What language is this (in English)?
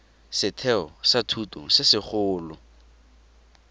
Tswana